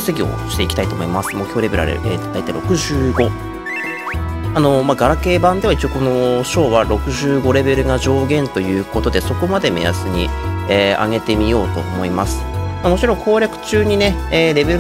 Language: Japanese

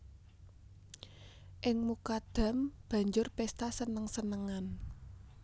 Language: Javanese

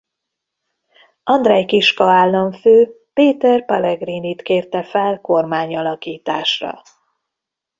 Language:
Hungarian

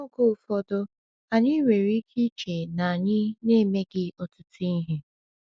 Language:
Igbo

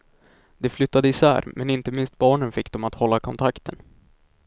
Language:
Swedish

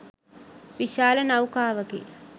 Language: Sinhala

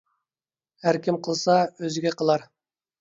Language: Uyghur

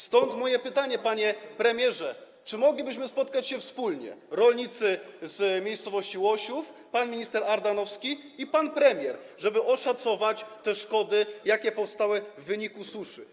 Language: Polish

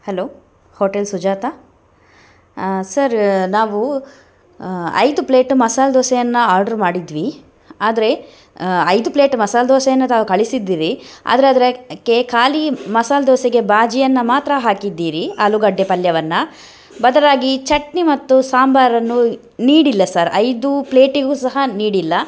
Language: Kannada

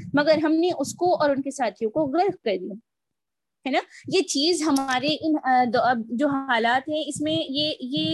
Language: Urdu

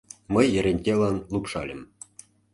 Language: Mari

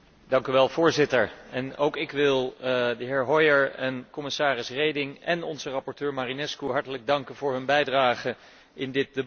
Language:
Dutch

